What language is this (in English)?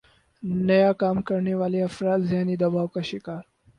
Urdu